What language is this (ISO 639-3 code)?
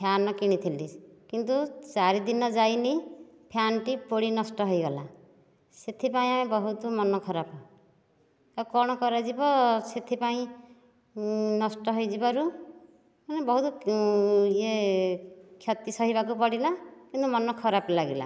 ori